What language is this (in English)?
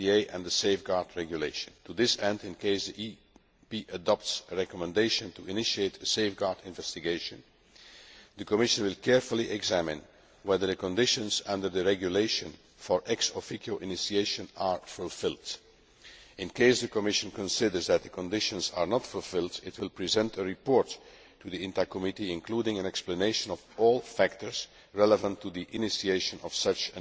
English